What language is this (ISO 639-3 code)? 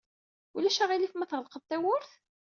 kab